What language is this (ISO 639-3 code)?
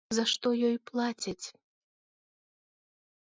bel